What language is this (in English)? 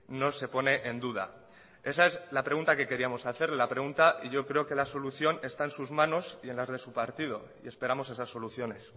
Spanish